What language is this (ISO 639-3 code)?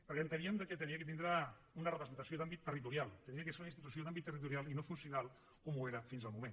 cat